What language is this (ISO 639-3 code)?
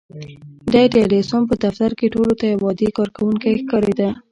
pus